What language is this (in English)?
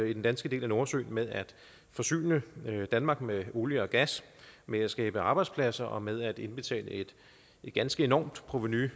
Danish